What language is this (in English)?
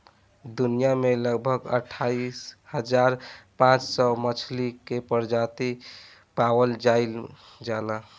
Bhojpuri